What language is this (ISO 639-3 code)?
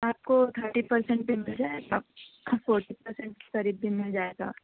urd